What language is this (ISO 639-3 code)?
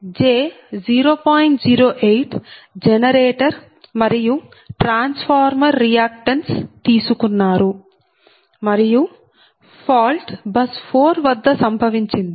tel